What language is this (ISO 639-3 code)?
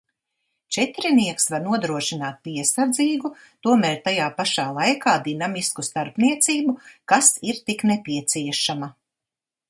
lav